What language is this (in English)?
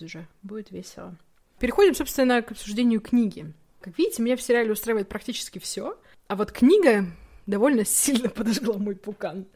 Russian